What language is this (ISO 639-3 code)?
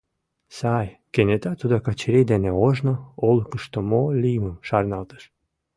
chm